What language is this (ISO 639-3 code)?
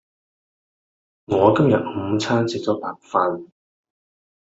yue